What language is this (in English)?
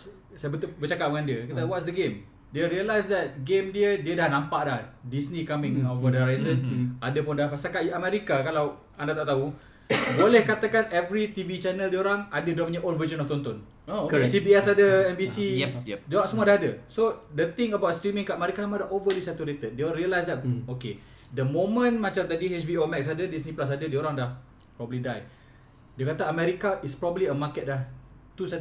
Malay